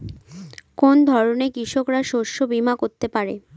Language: Bangla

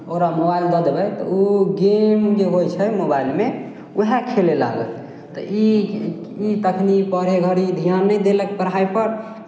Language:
Maithili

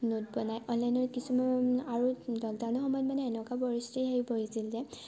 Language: Assamese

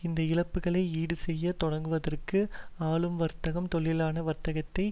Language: Tamil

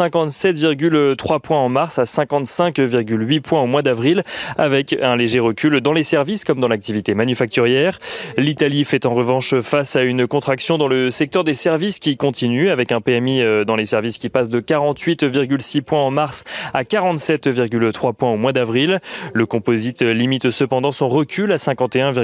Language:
French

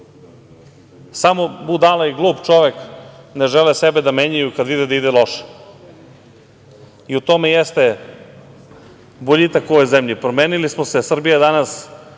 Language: Serbian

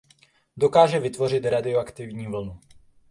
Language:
Czech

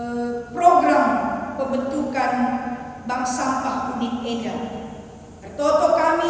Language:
Indonesian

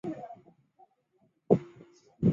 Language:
Chinese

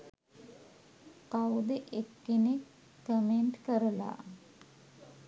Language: Sinhala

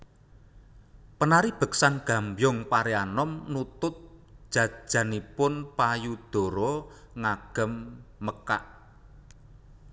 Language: Javanese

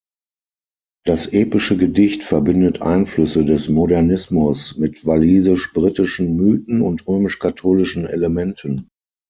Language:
German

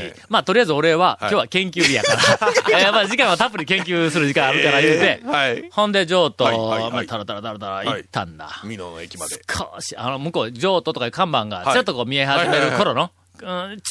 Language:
Japanese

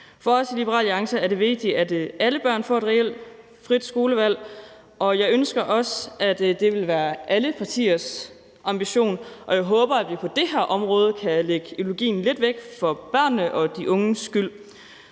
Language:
Danish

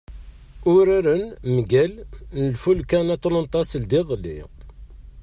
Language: Kabyle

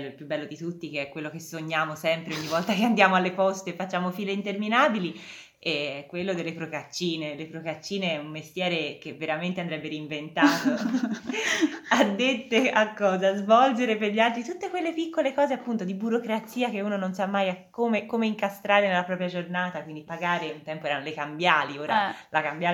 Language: Italian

